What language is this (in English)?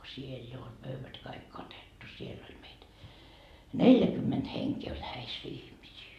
Finnish